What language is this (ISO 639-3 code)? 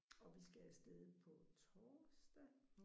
dan